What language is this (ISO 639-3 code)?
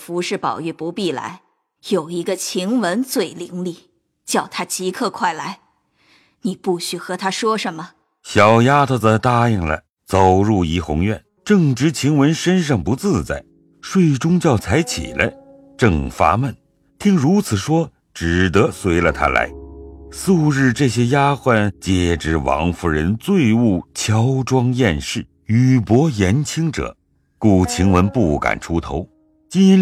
zho